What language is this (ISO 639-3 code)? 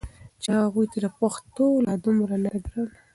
pus